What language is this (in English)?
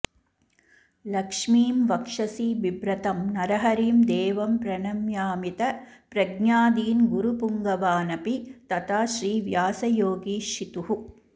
Sanskrit